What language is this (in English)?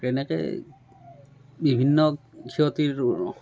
Assamese